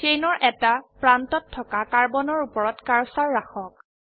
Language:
Assamese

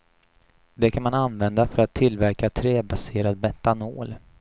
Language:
Swedish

